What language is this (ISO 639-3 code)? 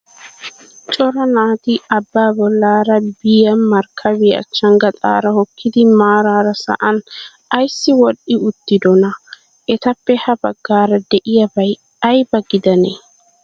wal